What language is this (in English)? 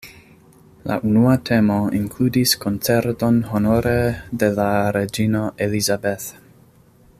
Esperanto